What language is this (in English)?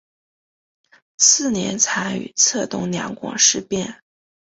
Chinese